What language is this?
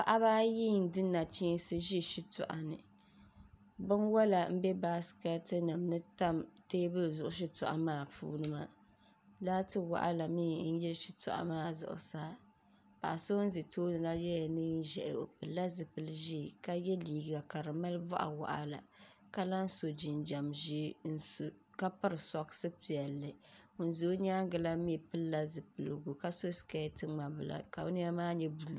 Dagbani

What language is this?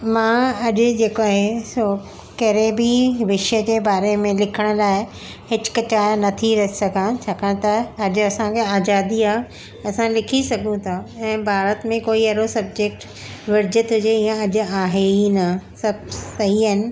Sindhi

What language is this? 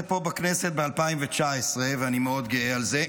Hebrew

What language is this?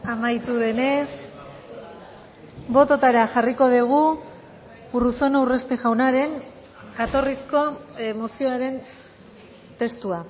Basque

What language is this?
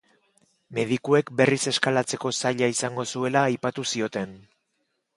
Basque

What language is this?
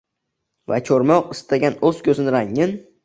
Uzbek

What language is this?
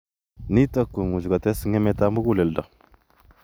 Kalenjin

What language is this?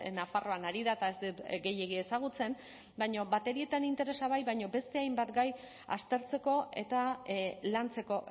Basque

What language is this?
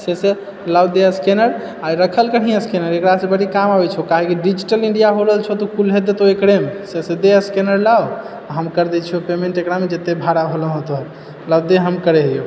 Maithili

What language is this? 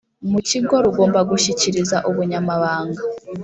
Kinyarwanda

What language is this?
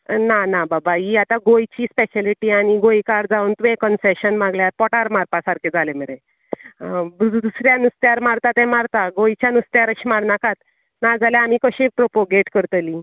Konkani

